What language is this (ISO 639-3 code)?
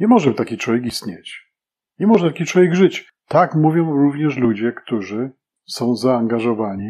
pol